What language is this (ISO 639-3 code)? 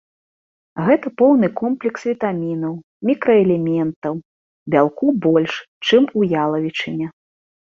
bel